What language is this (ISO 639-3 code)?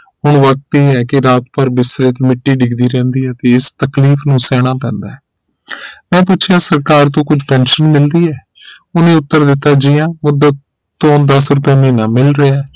pan